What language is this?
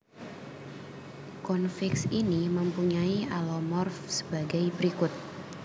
Javanese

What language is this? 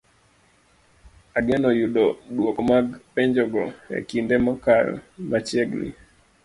Luo (Kenya and Tanzania)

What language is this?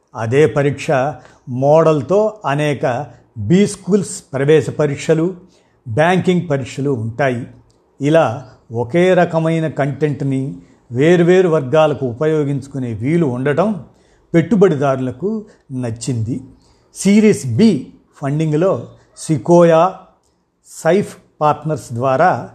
Telugu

